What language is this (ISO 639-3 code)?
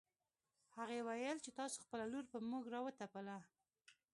pus